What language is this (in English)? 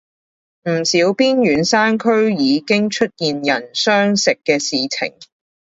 Cantonese